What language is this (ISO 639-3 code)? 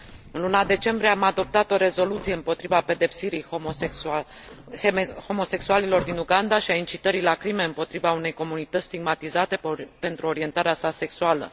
ron